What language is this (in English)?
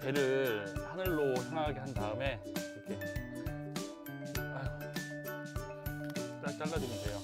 Korean